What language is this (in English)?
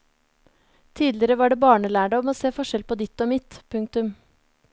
Norwegian